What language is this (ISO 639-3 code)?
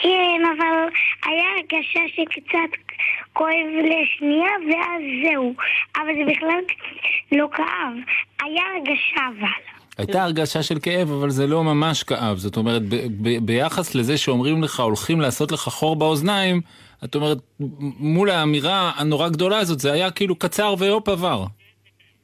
heb